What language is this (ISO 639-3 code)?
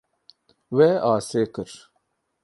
kur